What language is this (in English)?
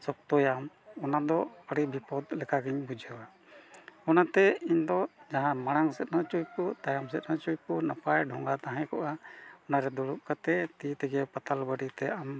Santali